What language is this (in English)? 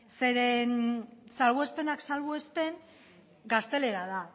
Basque